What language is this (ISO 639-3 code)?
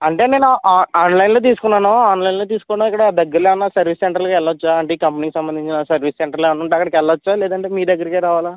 tel